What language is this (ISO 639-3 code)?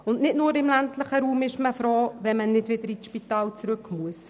gsw